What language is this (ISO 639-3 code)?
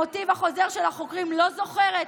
heb